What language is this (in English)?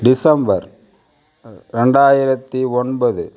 Tamil